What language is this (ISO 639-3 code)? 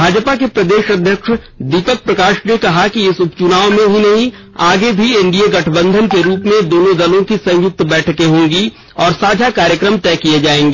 hin